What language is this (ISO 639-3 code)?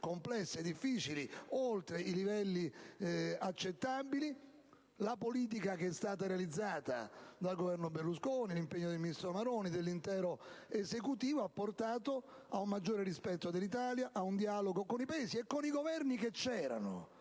ita